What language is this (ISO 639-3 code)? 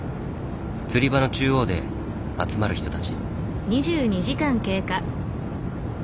jpn